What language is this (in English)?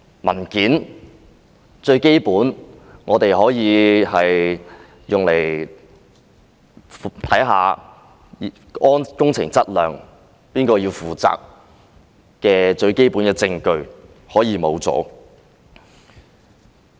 Cantonese